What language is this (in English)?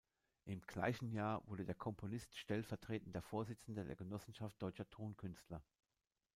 German